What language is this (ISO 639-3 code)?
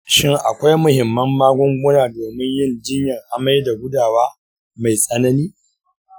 hau